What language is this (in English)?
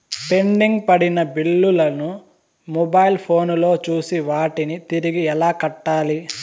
Telugu